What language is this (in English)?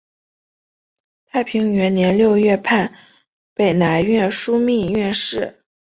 Chinese